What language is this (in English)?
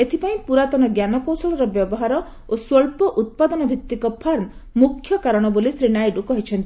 Odia